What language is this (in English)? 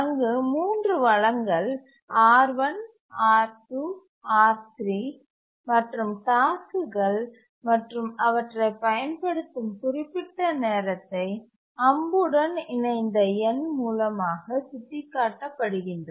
Tamil